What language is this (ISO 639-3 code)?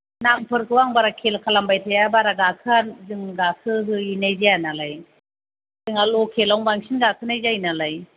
brx